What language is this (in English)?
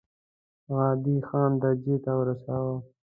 Pashto